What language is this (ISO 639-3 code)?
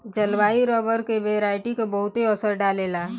bho